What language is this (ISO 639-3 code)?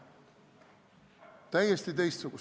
est